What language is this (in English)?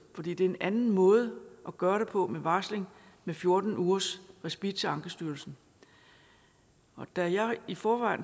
Danish